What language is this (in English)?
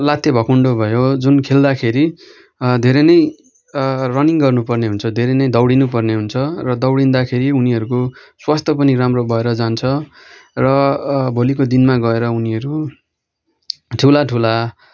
Nepali